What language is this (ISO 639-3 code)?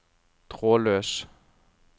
nor